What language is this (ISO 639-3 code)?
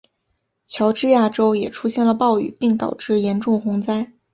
zho